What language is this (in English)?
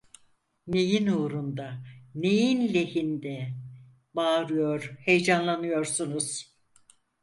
Turkish